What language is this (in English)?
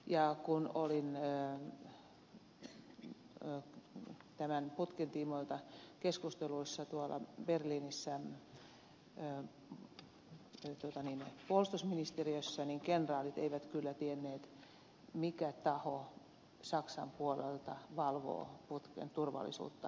Finnish